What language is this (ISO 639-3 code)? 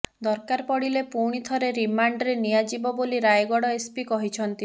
ori